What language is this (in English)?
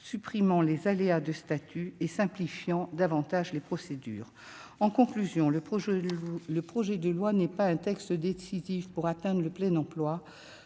French